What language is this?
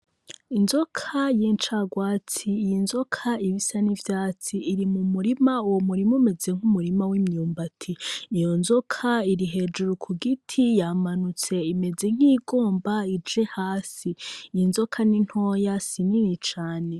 Rundi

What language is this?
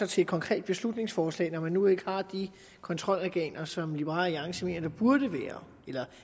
Danish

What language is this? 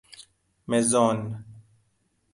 Persian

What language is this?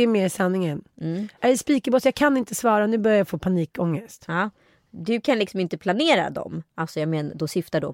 Swedish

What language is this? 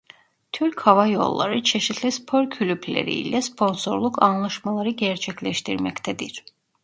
Turkish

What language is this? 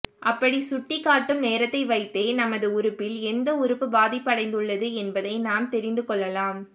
Tamil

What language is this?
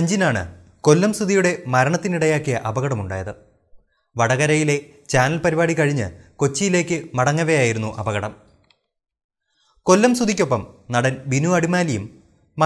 Hindi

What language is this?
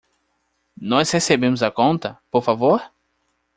Portuguese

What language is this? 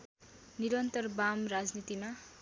Nepali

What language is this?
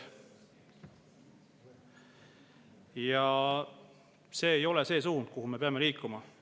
Estonian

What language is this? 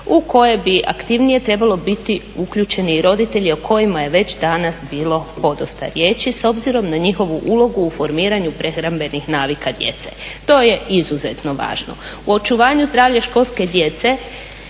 Croatian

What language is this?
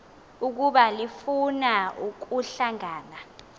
Xhosa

